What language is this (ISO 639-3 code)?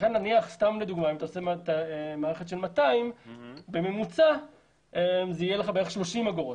heb